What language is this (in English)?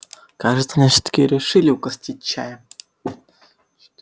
Russian